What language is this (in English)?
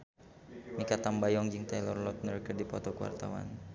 Sundanese